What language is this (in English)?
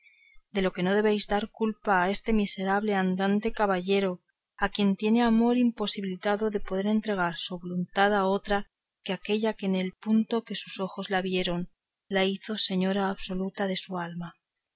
Spanish